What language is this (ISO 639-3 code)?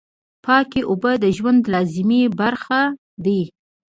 pus